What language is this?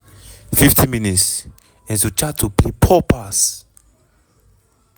Nigerian Pidgin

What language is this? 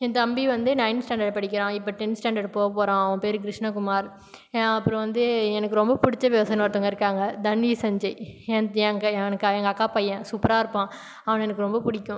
Tamil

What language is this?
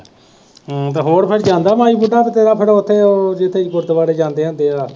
Punjabi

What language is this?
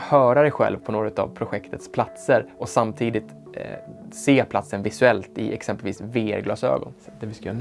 Swedish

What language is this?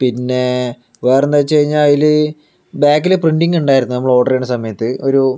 Malayalam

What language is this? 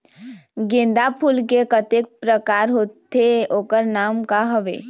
Chhattisgarhi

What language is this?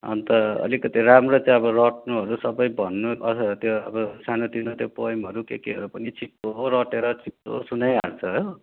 Nepali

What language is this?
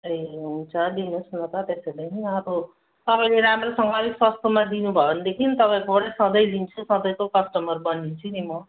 Nepali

